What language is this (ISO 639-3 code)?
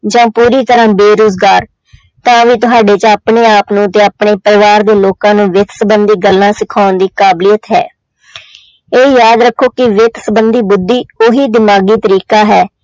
pan